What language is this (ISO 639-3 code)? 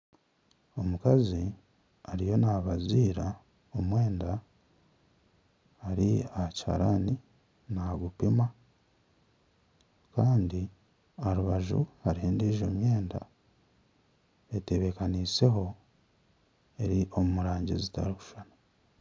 nyn